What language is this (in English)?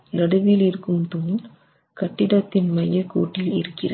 Tamil